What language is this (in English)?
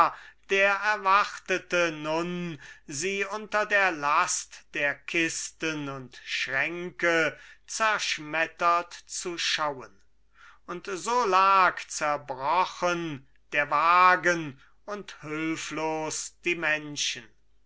German